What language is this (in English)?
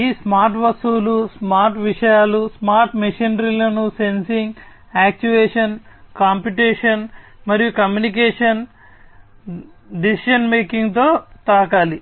Telugu